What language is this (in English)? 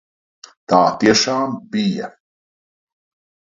Latvian